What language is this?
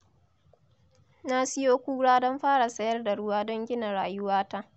Hausa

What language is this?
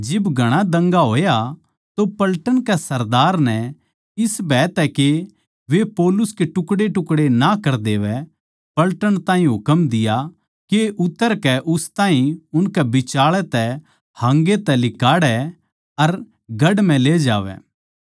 Haryanvi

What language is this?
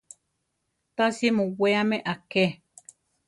Central Tarahumara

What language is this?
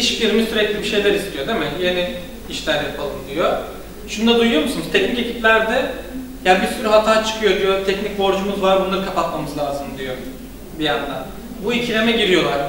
Turkish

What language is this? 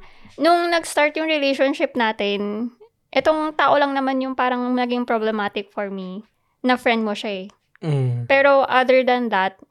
Filipino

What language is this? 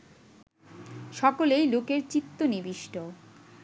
Bangla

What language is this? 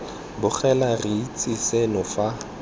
Tswana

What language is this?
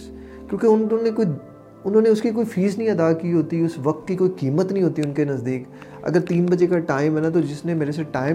Urdu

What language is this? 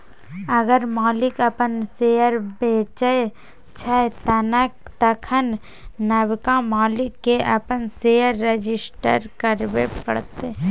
Maithili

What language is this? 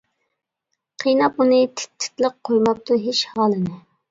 Uyghur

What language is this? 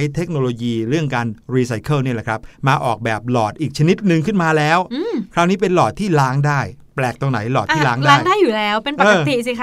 Thai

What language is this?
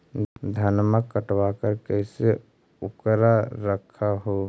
Magahi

